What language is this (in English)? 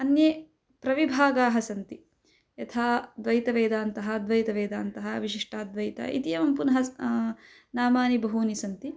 Sanskrit